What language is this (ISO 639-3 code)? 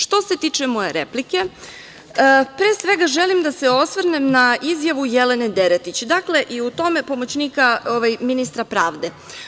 srp